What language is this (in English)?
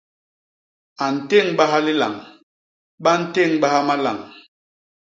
Basaa